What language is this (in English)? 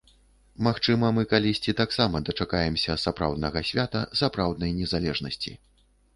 Belarusian